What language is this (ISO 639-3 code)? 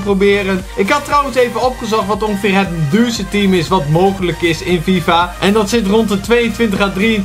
nld